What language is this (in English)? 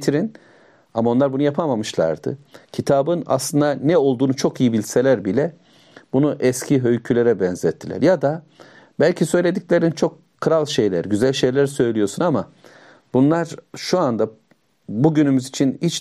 Turkish